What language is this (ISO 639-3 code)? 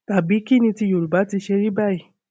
yor